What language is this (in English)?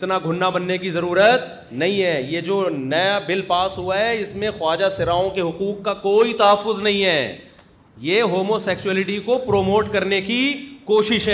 Urdu